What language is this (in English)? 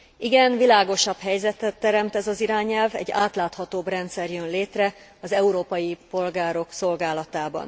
Hungarian